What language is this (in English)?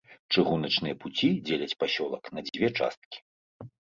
Belarusian